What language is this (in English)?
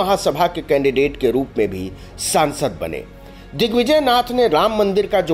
Hindi